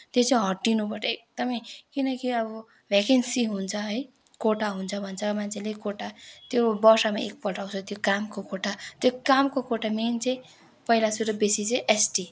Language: Nepali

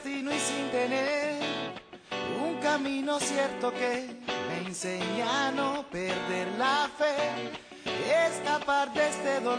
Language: Spanish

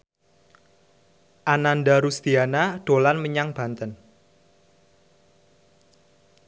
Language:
Javanese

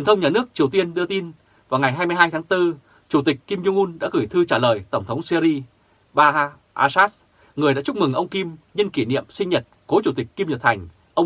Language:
Vietnamese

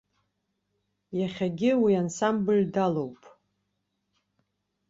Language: Abkhazian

